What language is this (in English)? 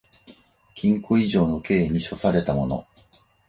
Japanese